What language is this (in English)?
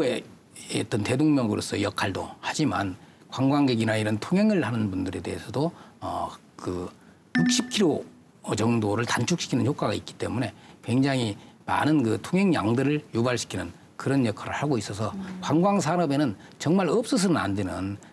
Korean